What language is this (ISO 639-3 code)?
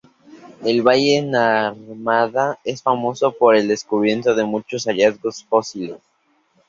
spa